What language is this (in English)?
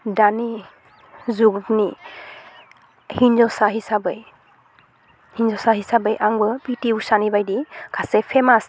Bodo